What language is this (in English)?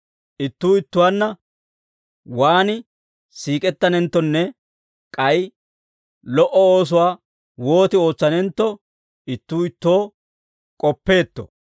Dawro